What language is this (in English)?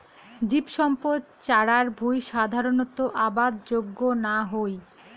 Bangla